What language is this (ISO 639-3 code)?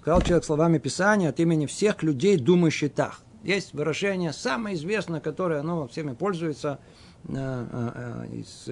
rus